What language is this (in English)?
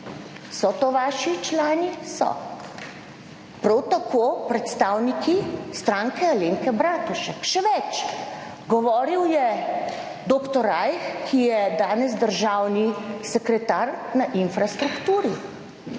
Slovenian